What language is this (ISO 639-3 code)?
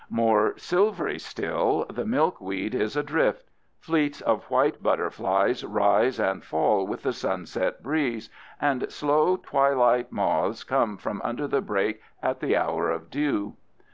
eng